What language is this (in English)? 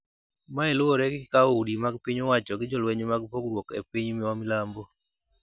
Luo (Kenya and Tanzania)